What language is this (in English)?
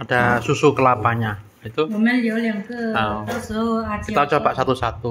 Indonesian